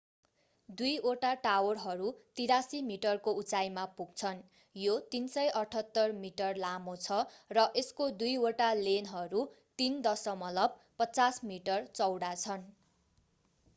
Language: Nepali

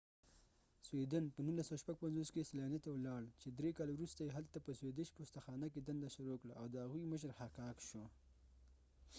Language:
Pashto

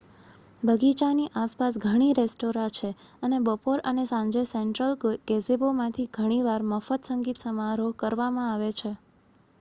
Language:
Gujarati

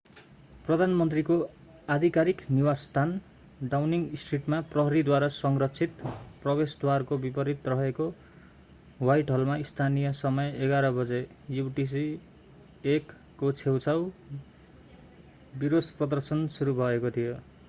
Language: Nepali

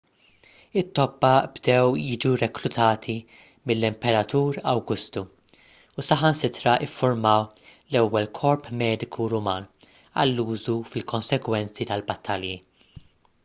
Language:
Maltese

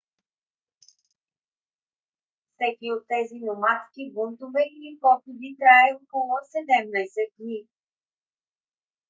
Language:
Bulgarian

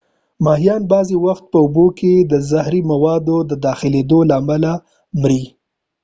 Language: Pashto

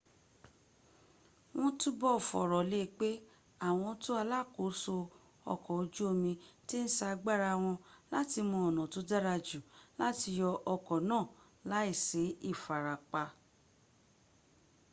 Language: Yoruba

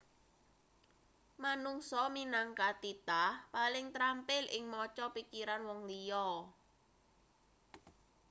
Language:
Javanese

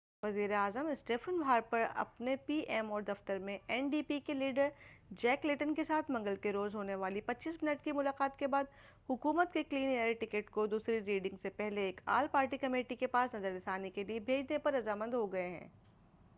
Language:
Urdu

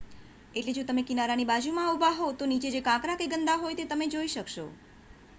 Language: Gujarati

